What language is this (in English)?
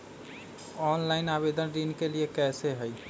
Magahi